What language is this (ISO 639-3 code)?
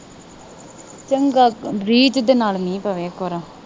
pan